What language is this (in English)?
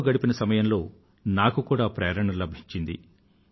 Telugu